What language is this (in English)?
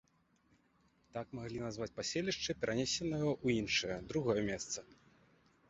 Belarusian